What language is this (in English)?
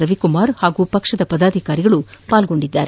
Kannada